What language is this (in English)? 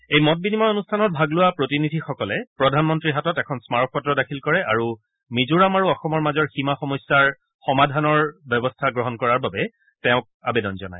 Assamese